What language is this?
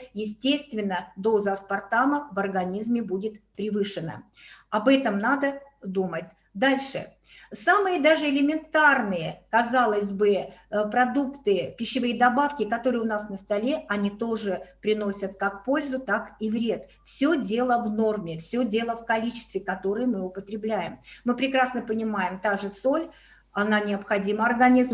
Russian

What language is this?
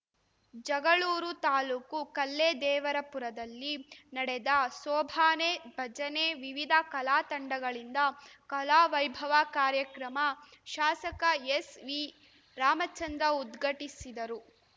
Kannada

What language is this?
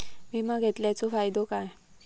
Marathi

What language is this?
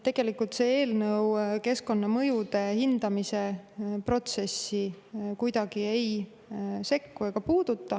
Estonian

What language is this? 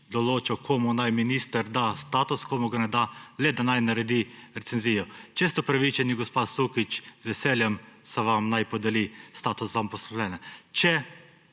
Slovenian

